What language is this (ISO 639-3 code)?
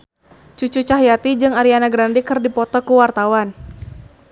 sun